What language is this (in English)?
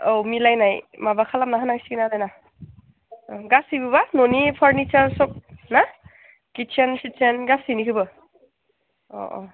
Bodo